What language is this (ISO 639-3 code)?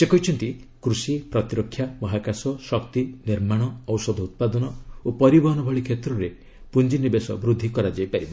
ori